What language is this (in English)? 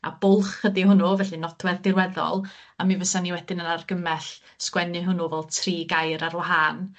Welsh